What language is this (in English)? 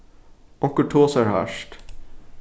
Faroese